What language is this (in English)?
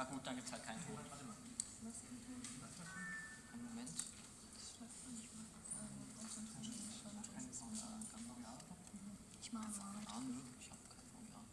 German